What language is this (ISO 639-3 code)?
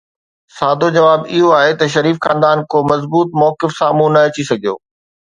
snd